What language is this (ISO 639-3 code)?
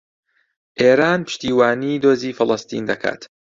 ckb